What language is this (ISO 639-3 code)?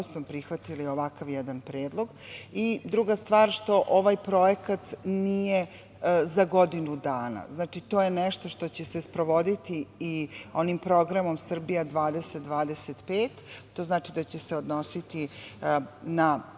srp